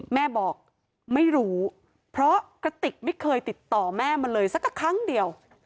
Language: Thai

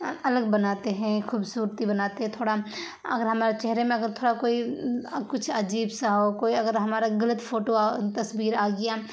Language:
Urdu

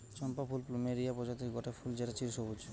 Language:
Bangla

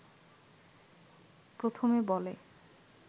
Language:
Bangla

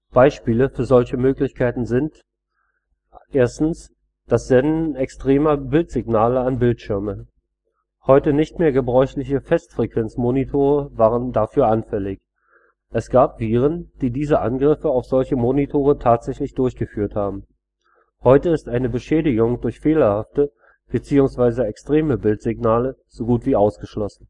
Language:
German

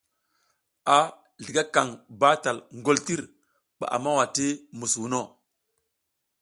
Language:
South Giziga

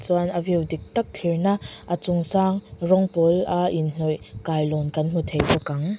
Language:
Mizo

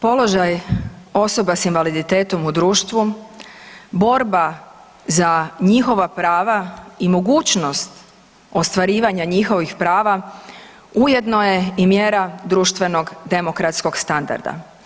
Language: Croatian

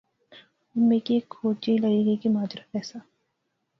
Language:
Pahari-Potwari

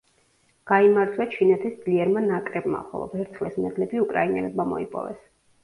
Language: Georgian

